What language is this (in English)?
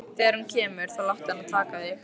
Icelandic